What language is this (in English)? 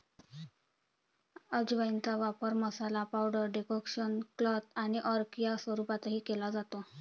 Marathi